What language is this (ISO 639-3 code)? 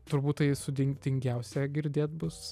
lit